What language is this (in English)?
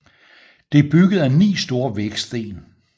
Danish